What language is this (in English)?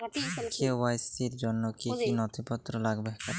Bangla